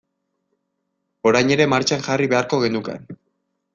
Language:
Basque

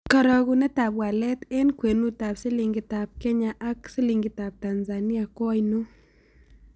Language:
Kalenjin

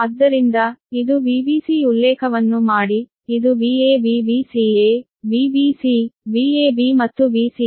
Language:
Kannada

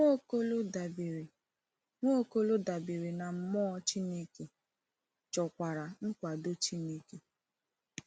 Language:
Igbo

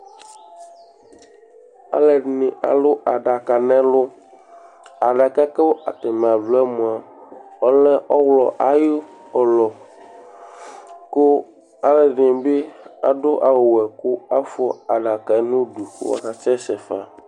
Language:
Ikposo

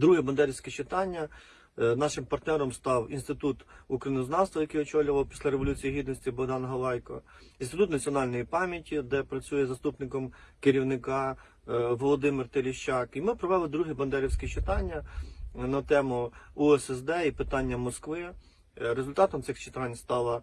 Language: Ukrainian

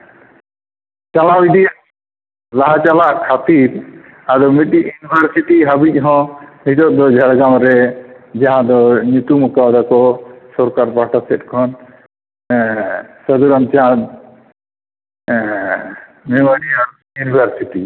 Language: Santali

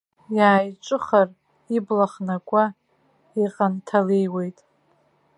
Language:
Abkhazian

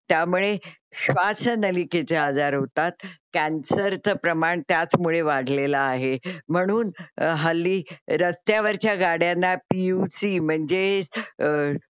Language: Marathi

